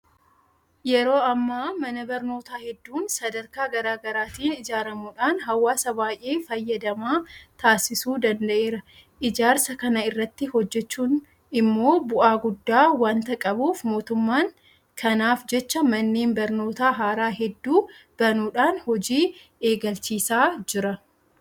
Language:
Oromo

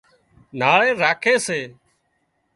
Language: Wadiyara Koli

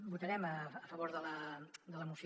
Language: Catalan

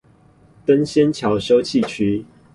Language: Chinese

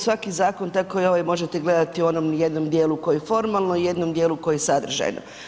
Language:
Croatian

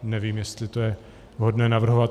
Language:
Czech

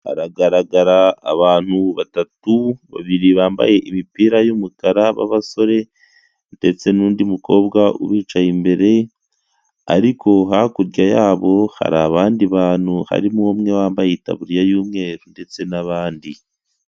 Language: Kinyarwanda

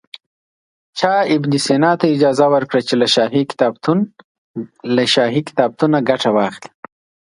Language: Pashto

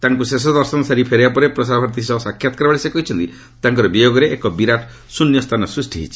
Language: Odia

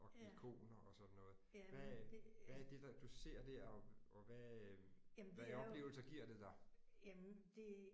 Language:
Danish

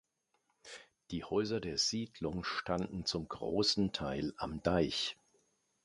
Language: German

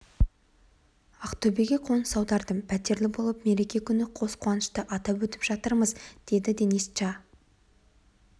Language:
Kazakh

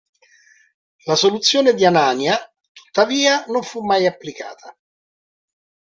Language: Italian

